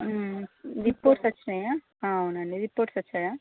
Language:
Telugu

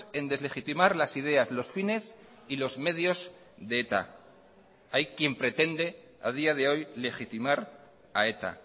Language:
Spanish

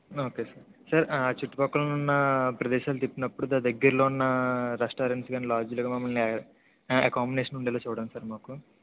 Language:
Telugu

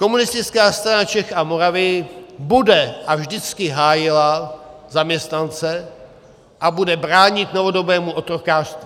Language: Czech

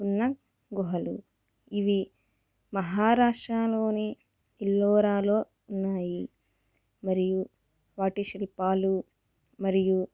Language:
Telugu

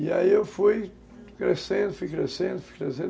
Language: Portuguese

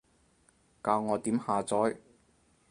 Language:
Cantonese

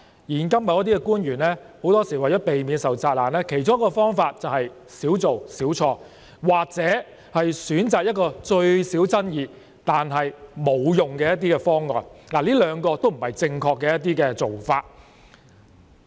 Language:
Cantonese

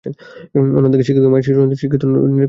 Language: Bangla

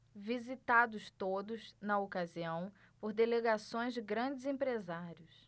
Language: Portuguese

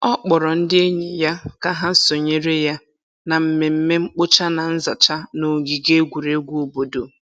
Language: Igbo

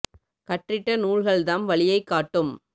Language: Tamil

